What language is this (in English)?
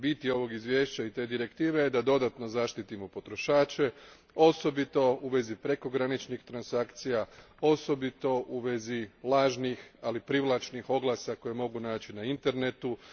Croatian